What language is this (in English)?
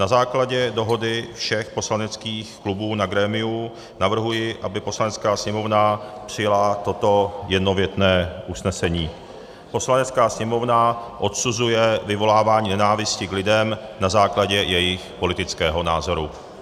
Czech